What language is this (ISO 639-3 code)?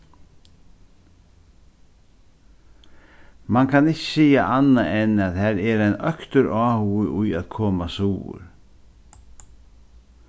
fao